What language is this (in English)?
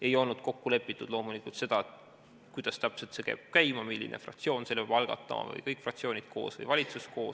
Estonian